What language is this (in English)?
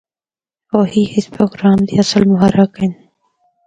Northern Hindko